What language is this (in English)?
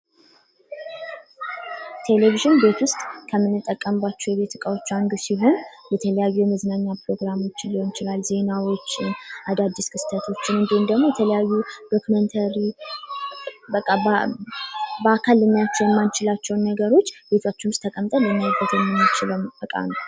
Amharic